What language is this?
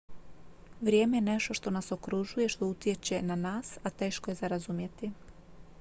Croatian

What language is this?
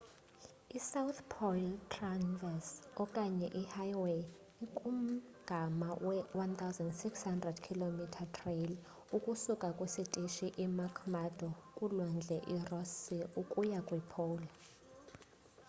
Xhosa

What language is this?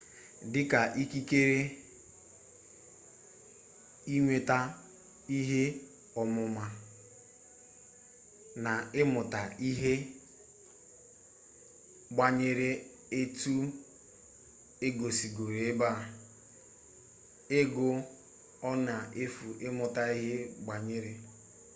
Igbo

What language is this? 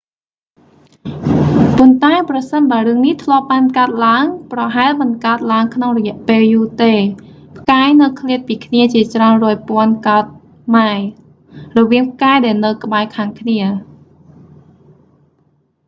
Khmer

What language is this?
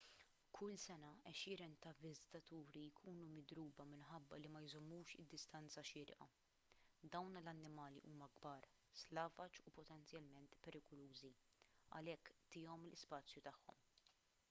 Maltese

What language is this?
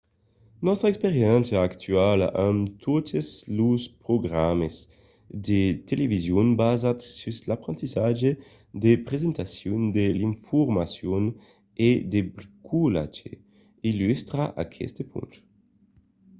Occitan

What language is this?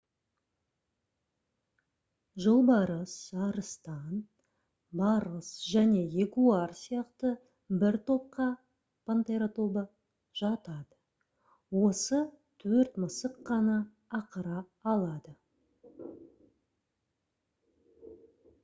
Kazakh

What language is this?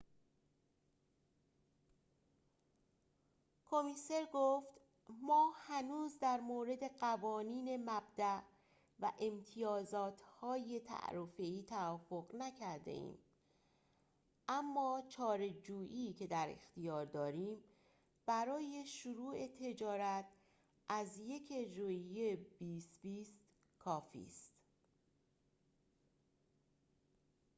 Persian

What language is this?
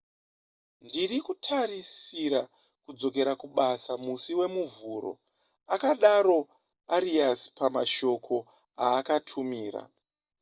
Shona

